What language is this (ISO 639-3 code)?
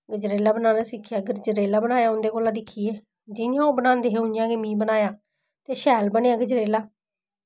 doi